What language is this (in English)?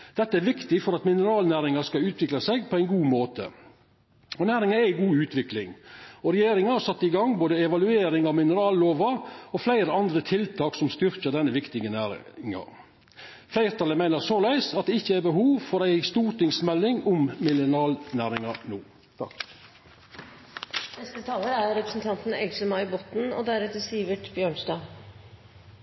Norwegian